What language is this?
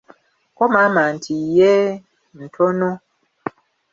Ganda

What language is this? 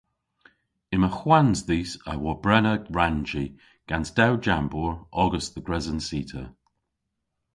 Cornish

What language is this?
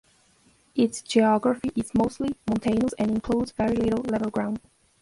English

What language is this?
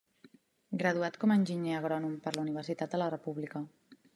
Catalan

